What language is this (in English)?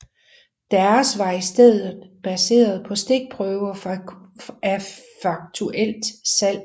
Danish